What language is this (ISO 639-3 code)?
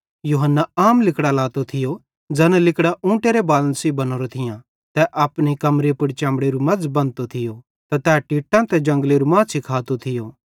bhd